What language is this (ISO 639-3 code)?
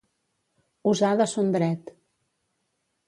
cat